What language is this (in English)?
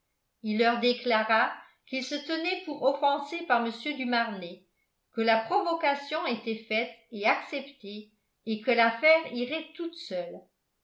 French